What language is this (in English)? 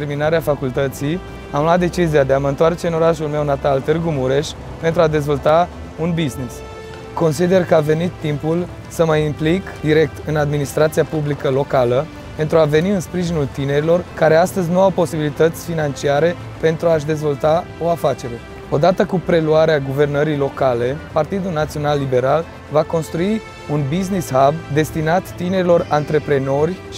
Romanian